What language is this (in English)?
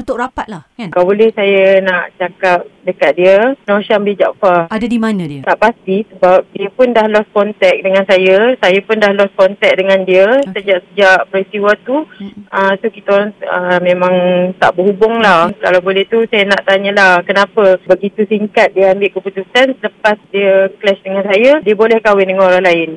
Malay